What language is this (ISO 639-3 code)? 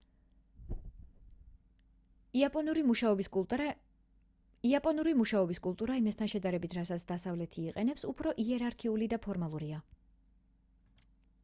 kat